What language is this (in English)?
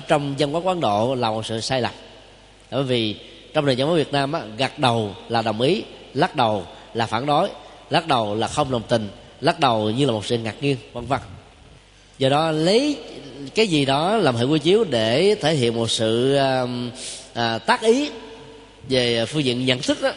Vietnamese